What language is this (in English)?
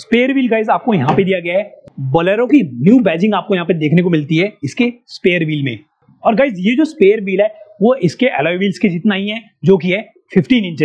Hindi